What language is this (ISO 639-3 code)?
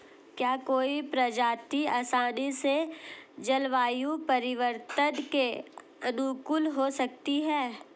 hin